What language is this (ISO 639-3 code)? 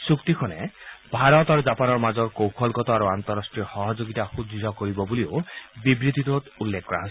asm